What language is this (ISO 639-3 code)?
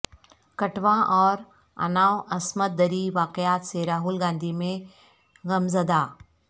urd